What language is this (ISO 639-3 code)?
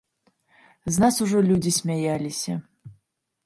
bel